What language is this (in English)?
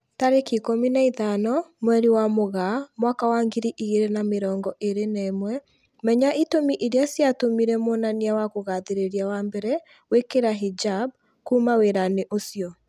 Kikuyu